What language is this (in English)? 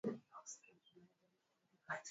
Swahili